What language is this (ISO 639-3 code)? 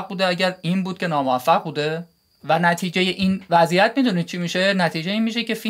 fas